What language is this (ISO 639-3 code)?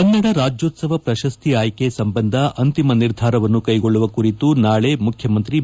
kan